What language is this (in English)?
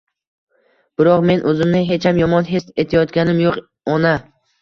Uzbek